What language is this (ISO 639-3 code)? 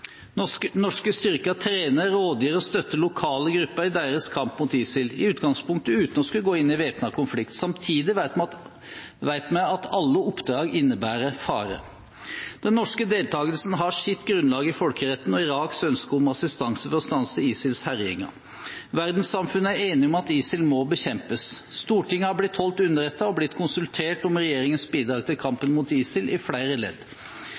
nob